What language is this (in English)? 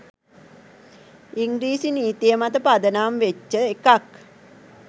Sinhala